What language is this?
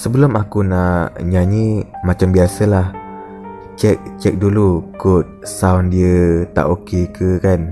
Malay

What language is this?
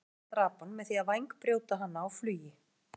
Icelandic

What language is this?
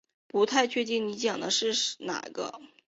Chinese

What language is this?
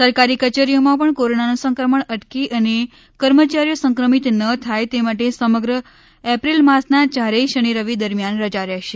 Gujarati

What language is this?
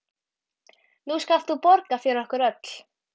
Icelandic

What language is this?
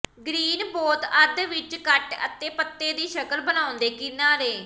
Punjabi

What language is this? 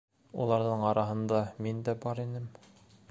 Bashkir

